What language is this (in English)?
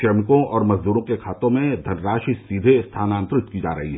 Hindi